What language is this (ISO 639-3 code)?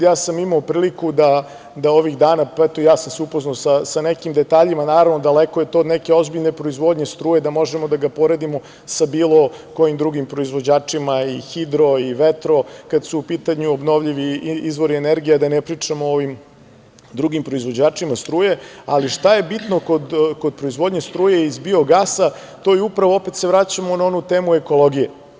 srp